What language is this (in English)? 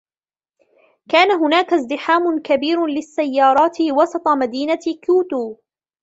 Arabic